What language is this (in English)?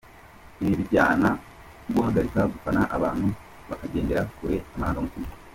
Kinyarwanda